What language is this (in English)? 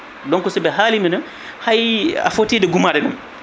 Fula